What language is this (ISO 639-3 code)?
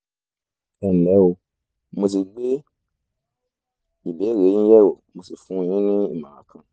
yor